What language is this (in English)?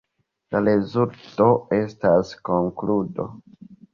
Esperanto